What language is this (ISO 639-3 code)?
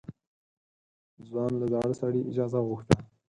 pus